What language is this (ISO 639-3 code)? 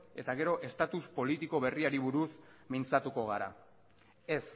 eus